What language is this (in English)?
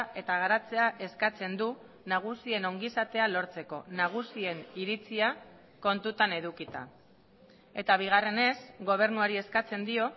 Basque